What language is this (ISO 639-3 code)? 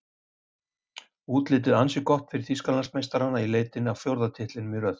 isl